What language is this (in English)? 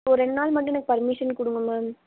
Tamil